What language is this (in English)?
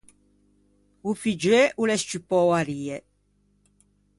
Ligurian